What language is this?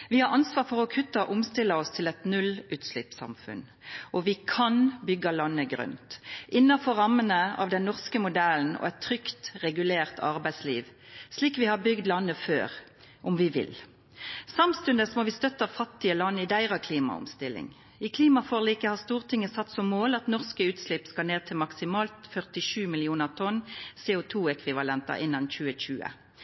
Norwegian Nynorsk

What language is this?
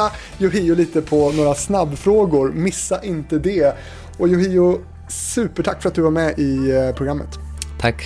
Swedish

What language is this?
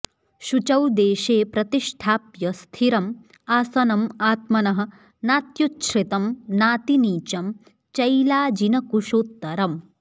Sanskrit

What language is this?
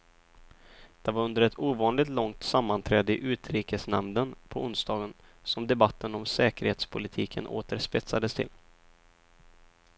Swedish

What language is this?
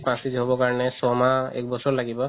Assamese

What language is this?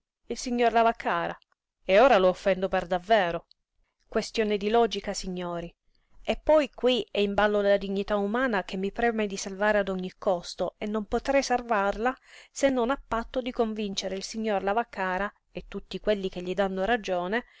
Italian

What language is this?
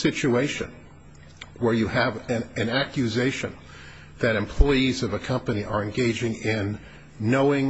English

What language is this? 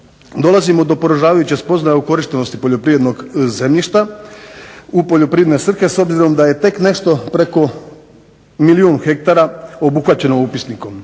Croatian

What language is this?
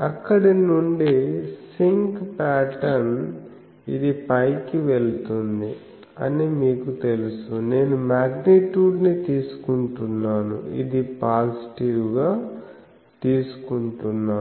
Telugu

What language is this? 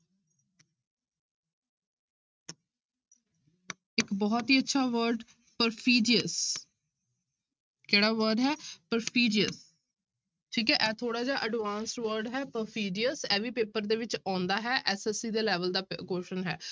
Punjabi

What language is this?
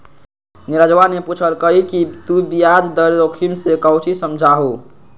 Magahi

